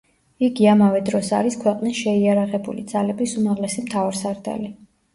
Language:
Georgian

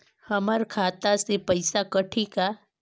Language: Chhattisgarhi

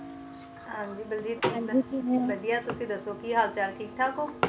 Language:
Punjabi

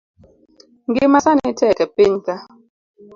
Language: Luo (Kenya and Tanzania)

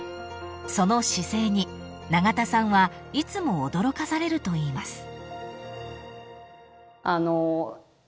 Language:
Japanese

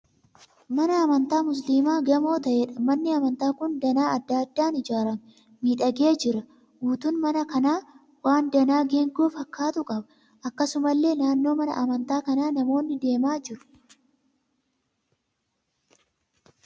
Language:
Oromo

